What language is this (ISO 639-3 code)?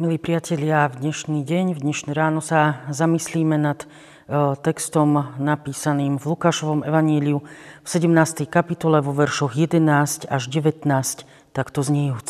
slk